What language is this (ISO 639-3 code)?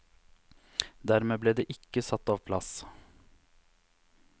nor